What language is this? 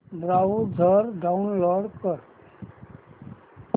Marathi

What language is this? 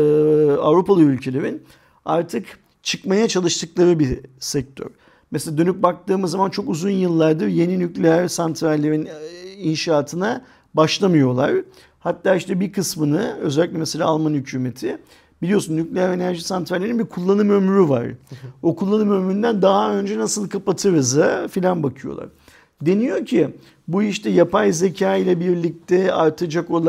Turkish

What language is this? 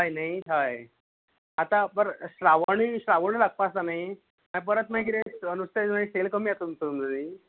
Konkani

